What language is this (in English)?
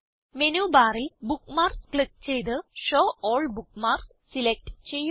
Malayalam